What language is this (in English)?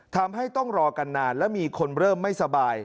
Thai